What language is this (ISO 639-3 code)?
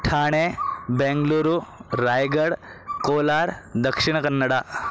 san